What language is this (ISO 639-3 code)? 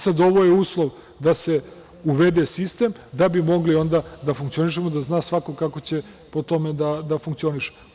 srp